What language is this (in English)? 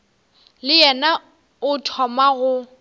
Northern Sotho